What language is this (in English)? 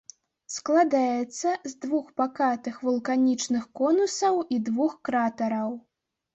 Belarusian